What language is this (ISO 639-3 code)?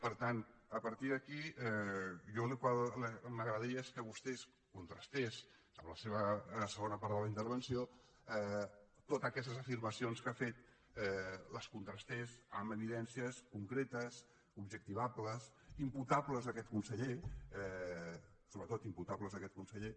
cat